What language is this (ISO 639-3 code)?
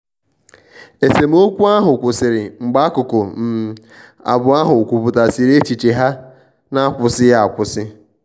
ibo